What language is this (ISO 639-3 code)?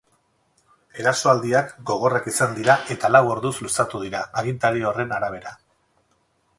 eus